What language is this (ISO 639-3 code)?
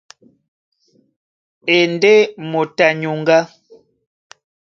dua